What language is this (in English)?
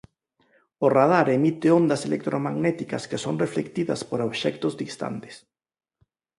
Galician